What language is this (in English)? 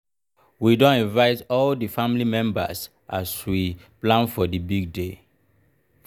Nigerian Pidgin